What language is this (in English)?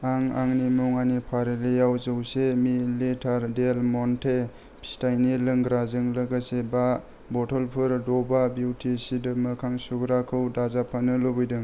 Bodo